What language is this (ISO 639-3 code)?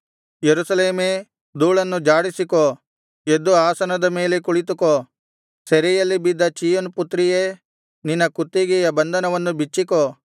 kan